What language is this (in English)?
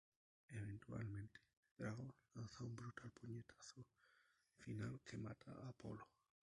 Spanish